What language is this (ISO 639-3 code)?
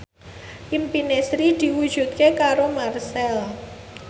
jav